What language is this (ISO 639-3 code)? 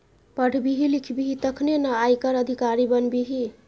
mai